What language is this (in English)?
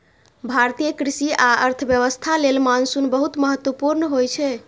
Maithili